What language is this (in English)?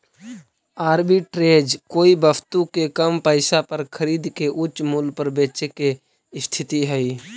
Magahi